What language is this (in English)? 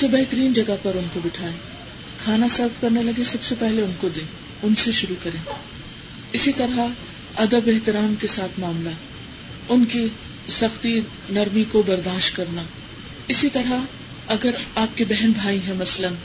Urdu